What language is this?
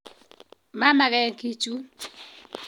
Kalenjin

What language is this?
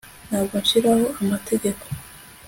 Kinyarwanda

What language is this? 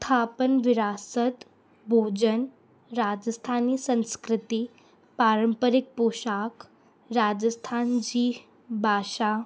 Sindhi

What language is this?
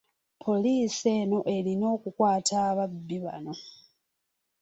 Ganda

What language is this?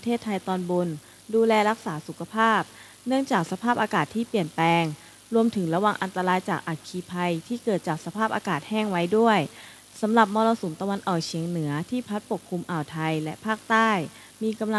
Thai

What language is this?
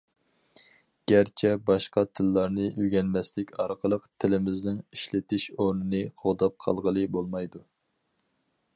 Uyghur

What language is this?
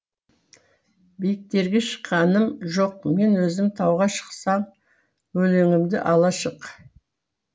Kazakh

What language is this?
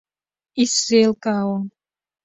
Abkhazian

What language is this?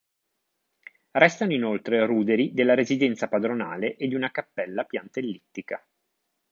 Italian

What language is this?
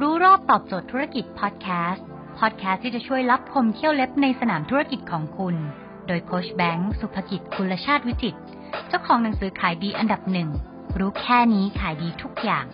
Thai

